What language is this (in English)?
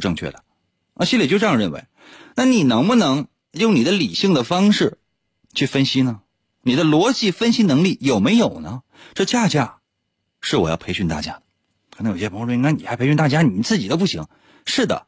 Chinese